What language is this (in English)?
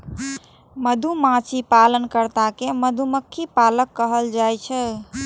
Maithili